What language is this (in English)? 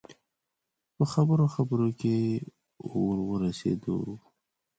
Pashto